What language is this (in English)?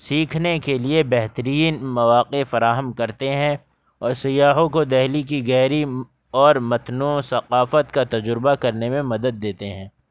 Urdu